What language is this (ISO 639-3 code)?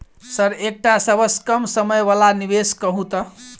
mai